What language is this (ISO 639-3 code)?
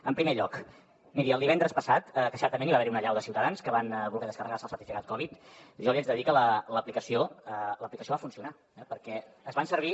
cat